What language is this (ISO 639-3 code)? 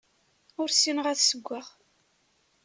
kab